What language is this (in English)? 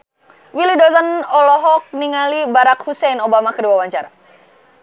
Sundanese